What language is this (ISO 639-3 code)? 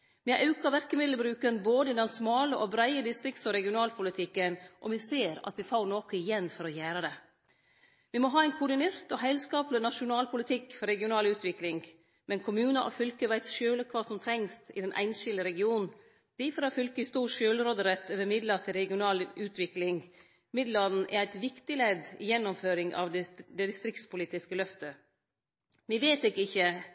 nno